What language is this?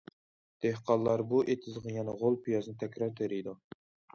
Uyghur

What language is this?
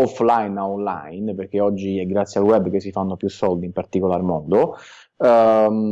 Italian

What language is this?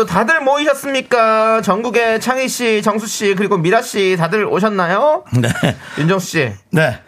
Korean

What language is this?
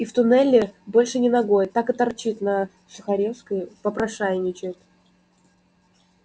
Russian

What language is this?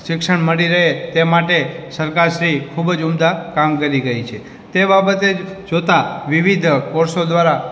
Gujarati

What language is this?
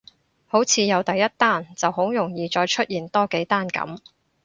Cantonese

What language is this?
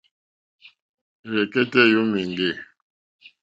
Mokpwe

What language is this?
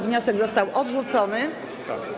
Polish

